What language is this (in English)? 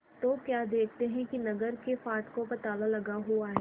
Hindi